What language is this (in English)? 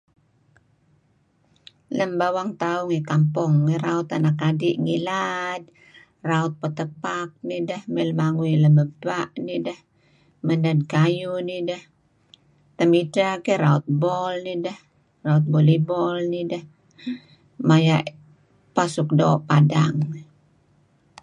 Kelabit